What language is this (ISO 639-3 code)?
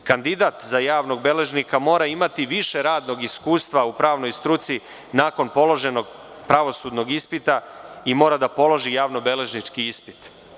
srp